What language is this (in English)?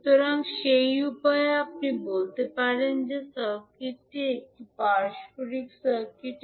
Bangla